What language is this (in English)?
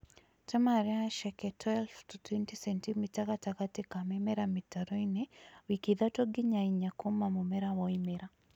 Kikuyu